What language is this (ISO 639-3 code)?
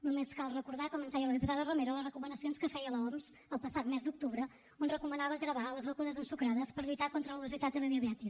cat